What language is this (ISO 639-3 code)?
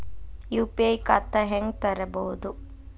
kan